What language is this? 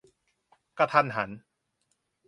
Thai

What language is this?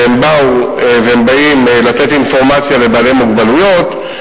Hebrew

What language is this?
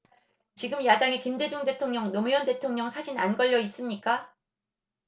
Korean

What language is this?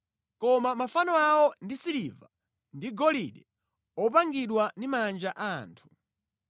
Nyanja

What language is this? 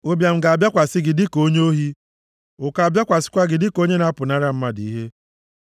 Igbo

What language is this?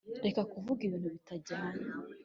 Kinyarwanda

